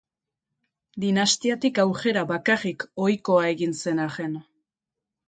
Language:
Basque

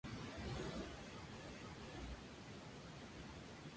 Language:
Spanish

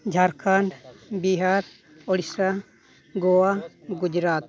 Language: Santali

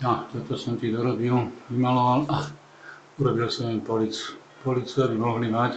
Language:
Czech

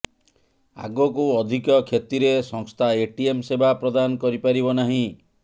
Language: Odia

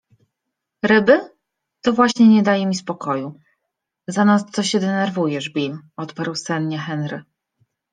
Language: Polish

